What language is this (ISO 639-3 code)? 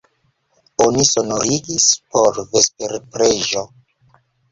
epo